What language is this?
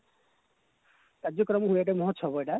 Odia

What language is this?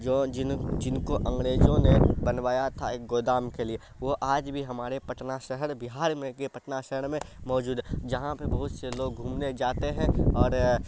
Urdu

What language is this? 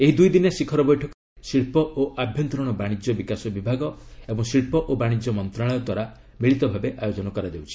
Odia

